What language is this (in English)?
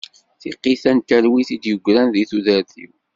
Kabyle